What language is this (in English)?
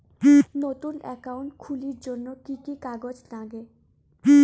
Bangla